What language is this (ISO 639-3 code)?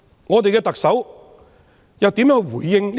yue